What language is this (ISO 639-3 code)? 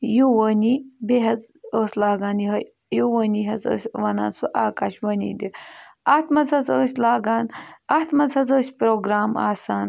kas